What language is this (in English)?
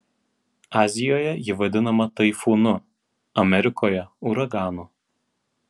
Lithuanian